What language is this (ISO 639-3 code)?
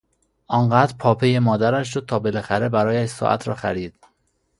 fas